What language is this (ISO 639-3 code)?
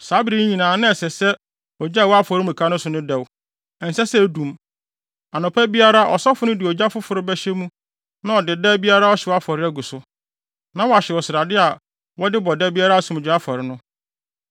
aka